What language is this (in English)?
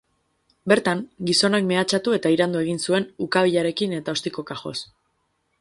Basque